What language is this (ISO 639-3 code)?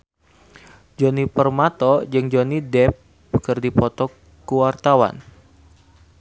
sun